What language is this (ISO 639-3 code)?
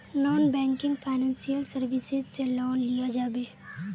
mag